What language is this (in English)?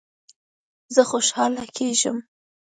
Pashto